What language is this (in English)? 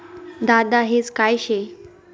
Marathi